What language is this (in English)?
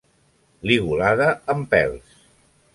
Catalan